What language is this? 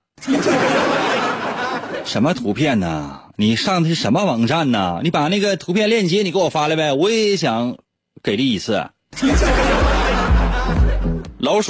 Chinese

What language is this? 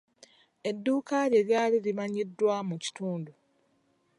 Ganda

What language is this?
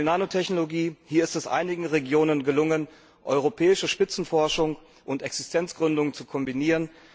German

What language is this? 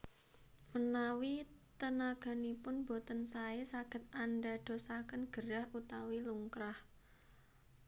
Javanese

